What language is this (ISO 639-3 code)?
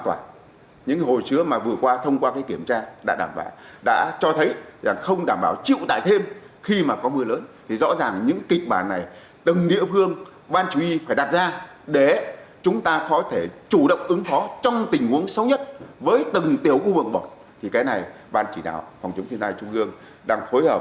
vie